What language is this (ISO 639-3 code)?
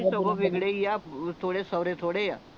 pan